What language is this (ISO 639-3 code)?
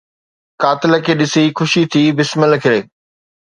snd